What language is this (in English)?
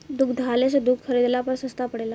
Bhojpuri